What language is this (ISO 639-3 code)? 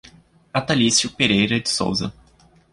por